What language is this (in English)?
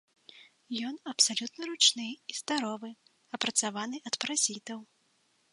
Belarusian